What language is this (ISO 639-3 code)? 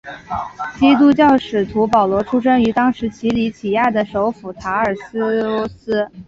zho